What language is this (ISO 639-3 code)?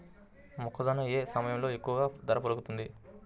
tel